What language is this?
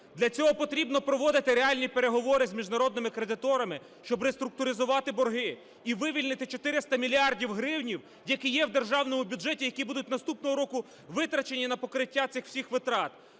Ukrainian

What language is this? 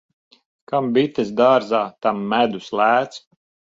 Latvian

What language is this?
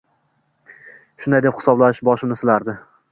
Uzbek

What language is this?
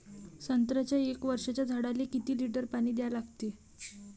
Marathi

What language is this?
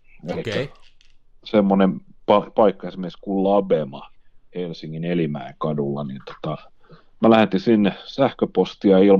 Finnish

